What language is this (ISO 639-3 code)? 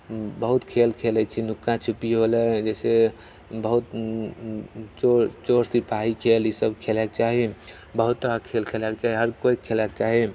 mai